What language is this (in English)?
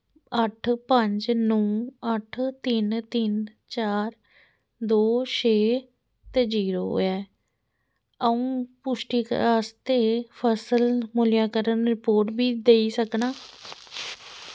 Dogri